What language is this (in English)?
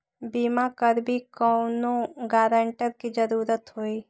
Magahi